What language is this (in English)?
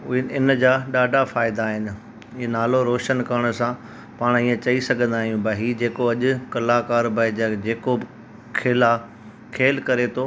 Sindhi